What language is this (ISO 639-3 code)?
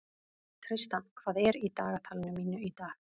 isl